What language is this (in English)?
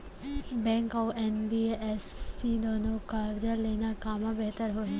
Chhattisgarhi